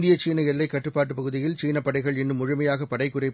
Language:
Tamil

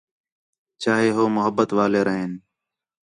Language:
Khetrani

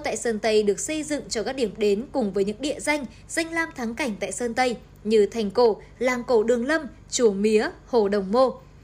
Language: Vietnamese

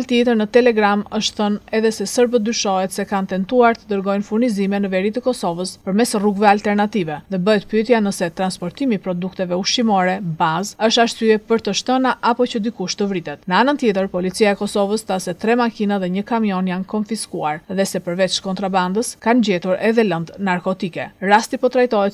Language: Romanian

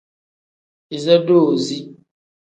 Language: Tem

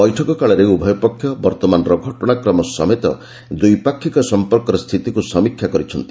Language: Odia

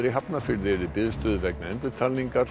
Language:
Icelandic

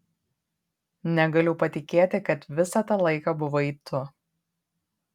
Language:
Lithuanian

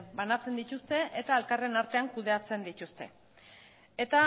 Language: Basque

